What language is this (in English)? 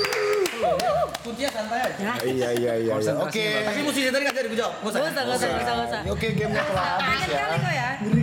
Indonesian